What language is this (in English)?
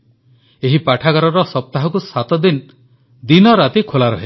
Odia